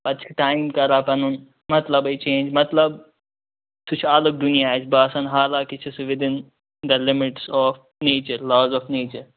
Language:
Kashmiri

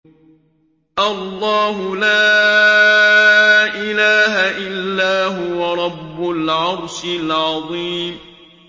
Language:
Arabic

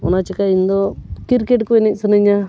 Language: Santali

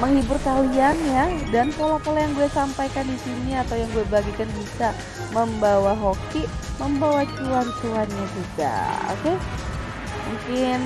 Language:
Indonesian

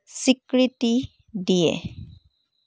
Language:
Assamese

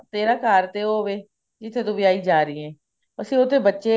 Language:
Punjabi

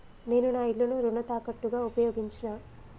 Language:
Telugu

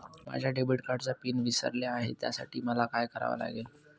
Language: Marathi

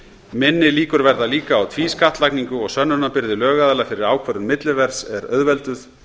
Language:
Icelandic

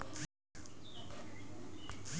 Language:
Bhojpuri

